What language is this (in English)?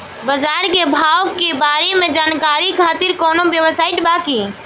Bhojpuri